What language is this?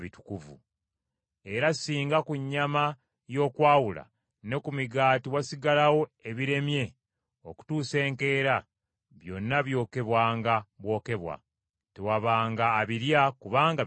Ganda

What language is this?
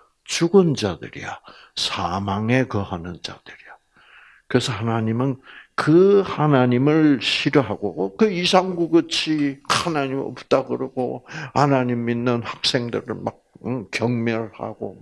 Korean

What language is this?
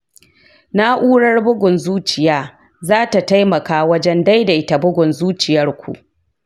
Hausa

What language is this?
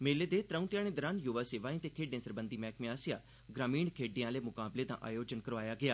Dogri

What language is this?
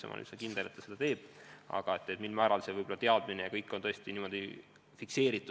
Estonian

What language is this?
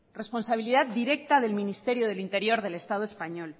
Spanish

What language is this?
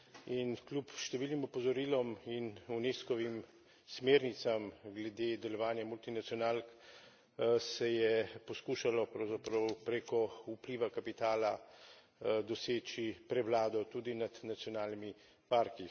Slovenian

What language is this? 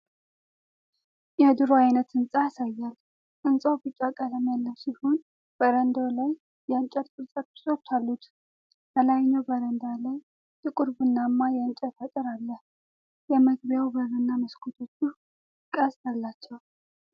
Amharic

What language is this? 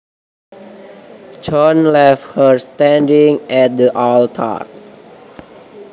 Javanese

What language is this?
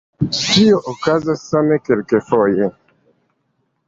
Esperanto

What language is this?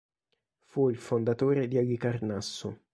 Italian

